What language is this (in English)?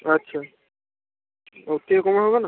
Bangla